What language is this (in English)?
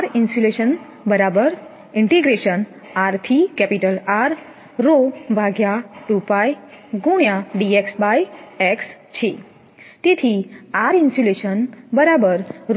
Gujarati